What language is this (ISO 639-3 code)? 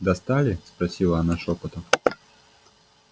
rus